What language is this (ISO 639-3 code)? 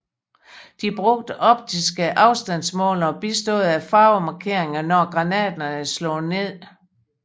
dan